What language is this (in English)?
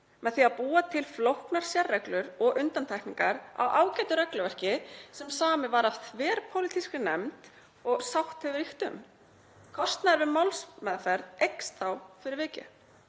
Icelandic